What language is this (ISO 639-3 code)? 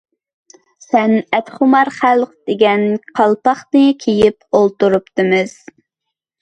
uig